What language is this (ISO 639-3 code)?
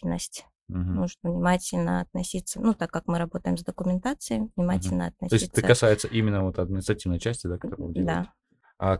rus